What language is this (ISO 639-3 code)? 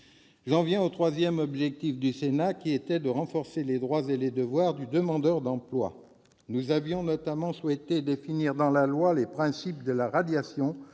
fra